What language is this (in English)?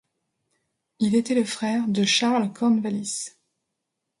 French